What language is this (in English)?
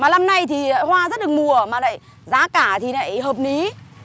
Vietnamese